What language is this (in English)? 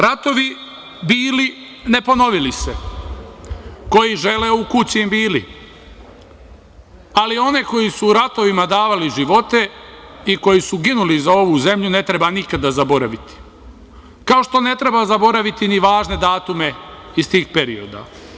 Serbian